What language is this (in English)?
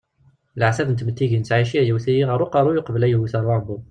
Kabyle